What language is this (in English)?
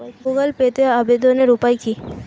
Bangla